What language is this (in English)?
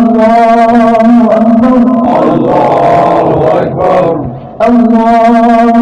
Arabic